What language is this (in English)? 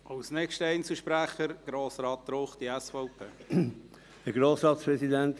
Swiss German